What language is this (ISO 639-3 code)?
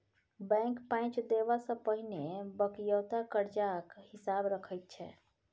mai